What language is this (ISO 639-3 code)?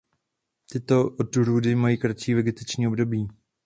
ces